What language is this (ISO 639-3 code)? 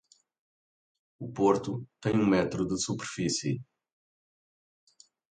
por